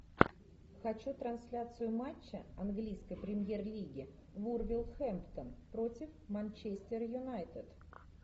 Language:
Russian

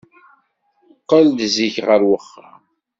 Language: Kabyle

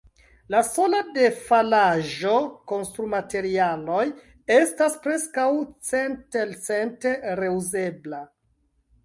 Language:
Esperanto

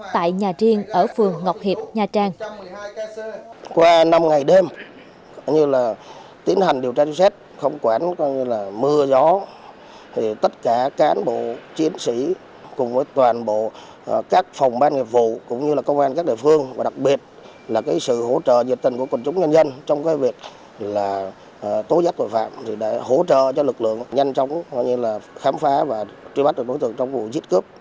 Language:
Vietnamese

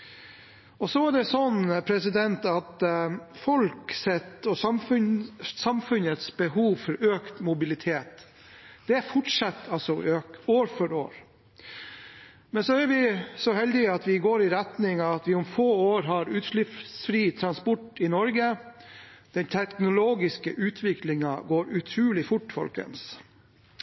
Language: Norwegian Bokmål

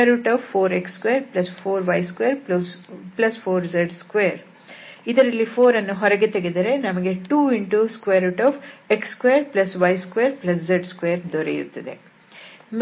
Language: Kannada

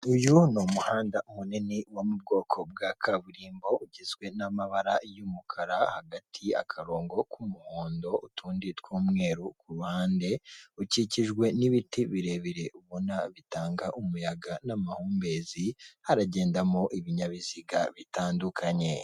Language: Kinyarwanda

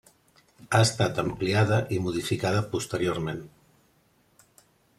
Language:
Catalan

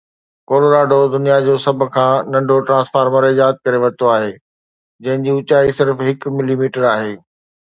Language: Sindhi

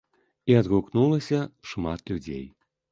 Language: Belarusian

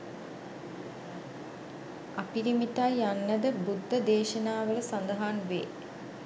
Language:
Sinhala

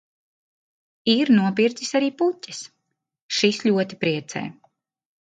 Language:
Latvian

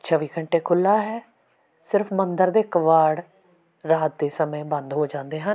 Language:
Punjabi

